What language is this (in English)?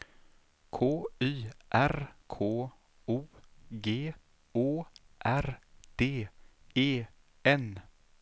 Swedish